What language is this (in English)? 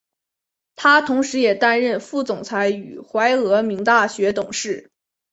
Chinese